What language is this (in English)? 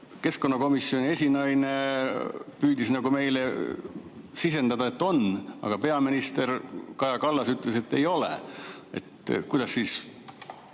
Estonian